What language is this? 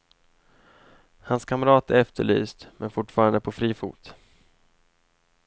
Swedish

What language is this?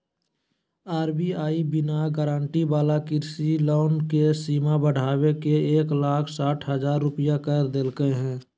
Magahi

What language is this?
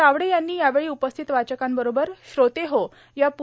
Marathi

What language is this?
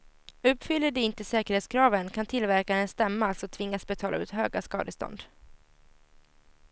Swedish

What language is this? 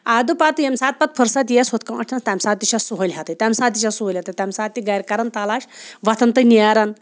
Kashmiri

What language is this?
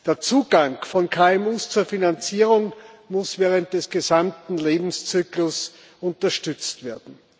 German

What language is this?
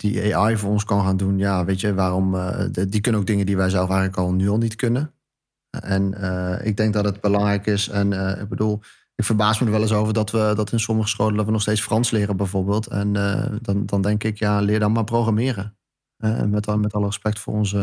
Dutch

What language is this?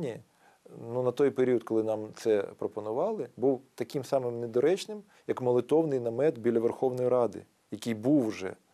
Ukrainian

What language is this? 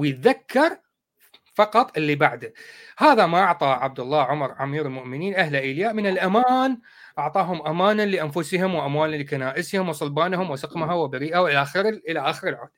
Arabic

